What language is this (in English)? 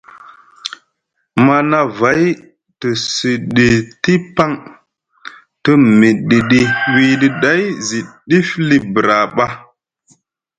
Musgu